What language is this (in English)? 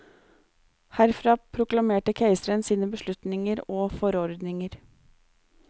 Norwegian